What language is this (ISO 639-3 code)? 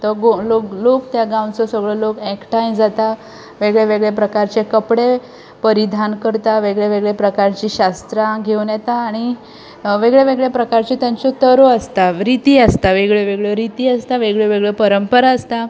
kok